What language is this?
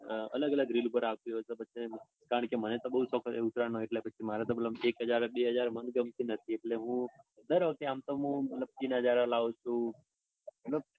Gujarati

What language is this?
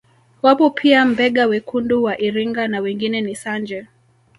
Swahili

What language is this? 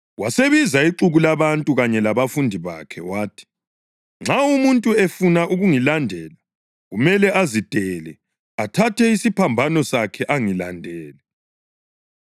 North Ndebele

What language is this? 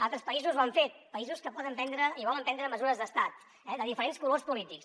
Catalan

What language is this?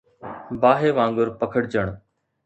Sindhi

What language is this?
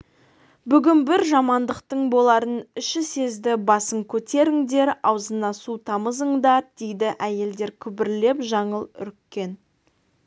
Kazakh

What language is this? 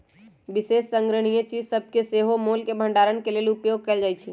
Magahi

